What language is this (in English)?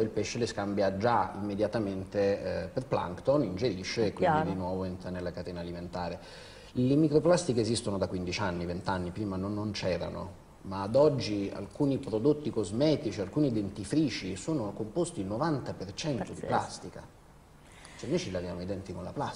Italian